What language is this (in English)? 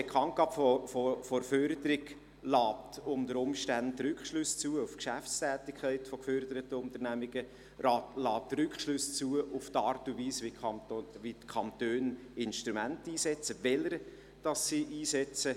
Swiss German